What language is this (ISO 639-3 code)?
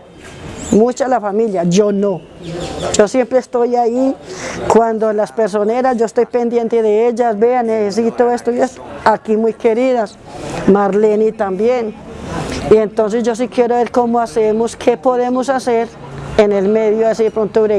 spa